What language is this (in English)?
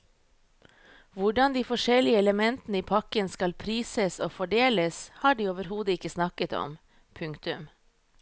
Norwegian